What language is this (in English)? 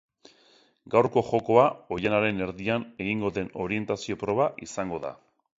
Basque